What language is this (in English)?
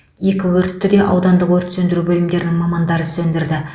Kazakh